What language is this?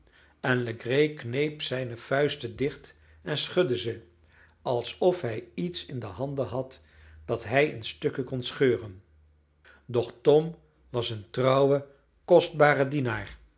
Dutch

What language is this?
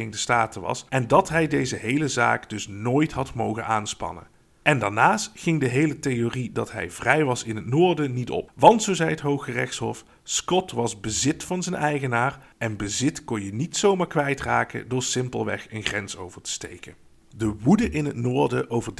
Dutch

